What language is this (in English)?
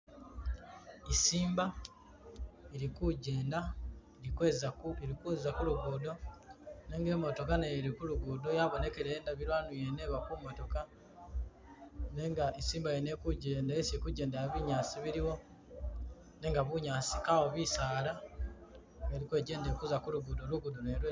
Masaaba